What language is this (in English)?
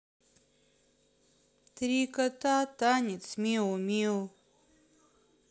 Russian